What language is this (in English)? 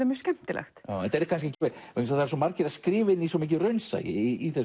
Icelandic